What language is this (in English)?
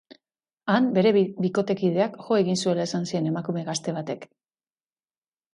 Basque